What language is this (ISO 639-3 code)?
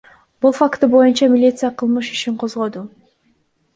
kir